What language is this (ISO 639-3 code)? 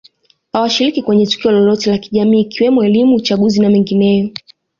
swa